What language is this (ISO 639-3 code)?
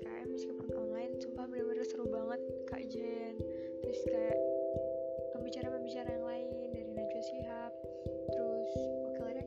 ind